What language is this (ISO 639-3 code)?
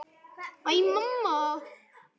isl